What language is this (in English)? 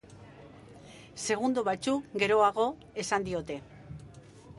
Basque